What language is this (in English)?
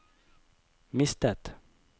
Norwegian